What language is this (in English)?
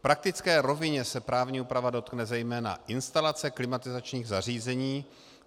Czech